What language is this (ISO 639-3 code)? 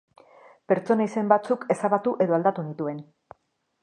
eus